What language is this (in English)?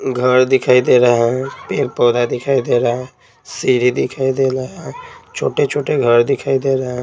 Hindi